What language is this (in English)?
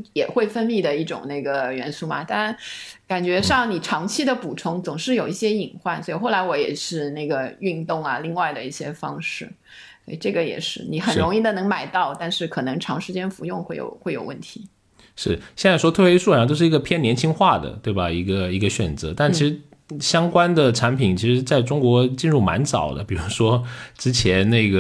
Chinese